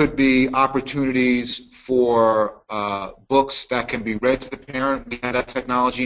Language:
English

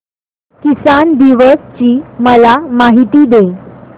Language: Marathi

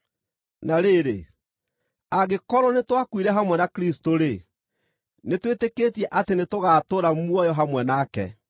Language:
Kikuyu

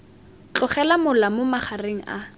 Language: Tswana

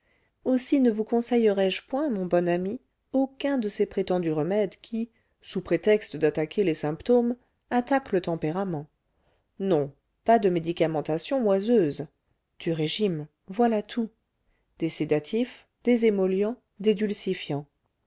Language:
French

